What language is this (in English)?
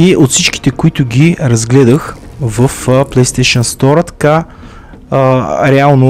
Bulgarian